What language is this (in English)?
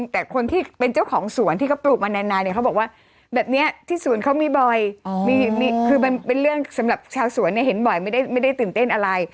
Thai